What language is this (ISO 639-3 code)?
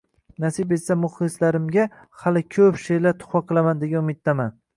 uzb